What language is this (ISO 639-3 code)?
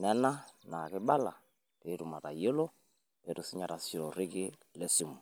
mas